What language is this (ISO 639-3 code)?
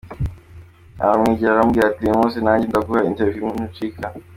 kin